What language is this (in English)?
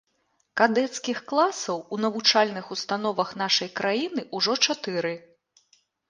Belarusian